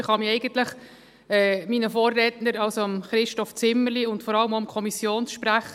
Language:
Swiss German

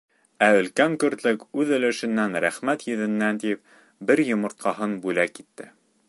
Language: Bashkir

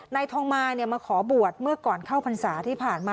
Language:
Thai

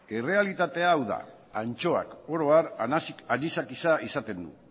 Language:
Basque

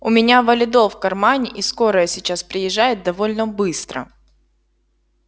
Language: Russian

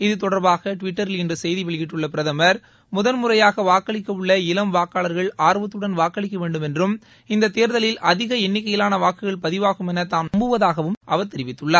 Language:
Tamil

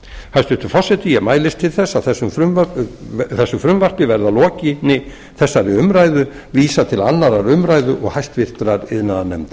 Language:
Icelandic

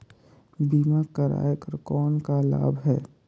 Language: Chhattisgarhi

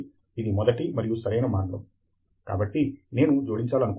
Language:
Telugu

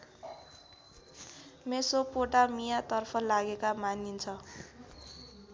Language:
Nepali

